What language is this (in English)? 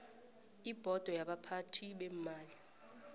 South Ndebele